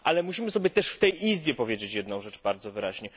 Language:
Polish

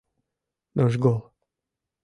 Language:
Mari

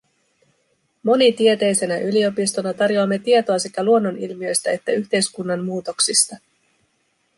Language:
Finnish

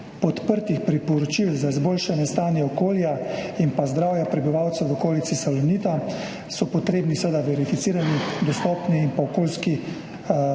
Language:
Slovenian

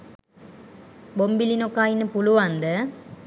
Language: Sinhala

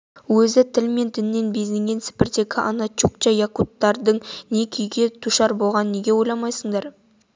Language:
Kazakh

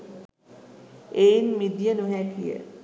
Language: Sinhala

